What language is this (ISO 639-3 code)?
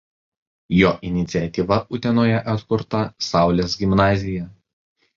lit